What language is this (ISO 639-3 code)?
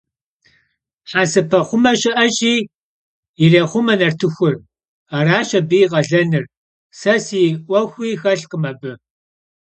kbd